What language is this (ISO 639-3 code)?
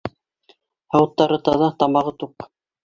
bak